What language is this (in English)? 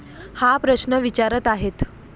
Marathi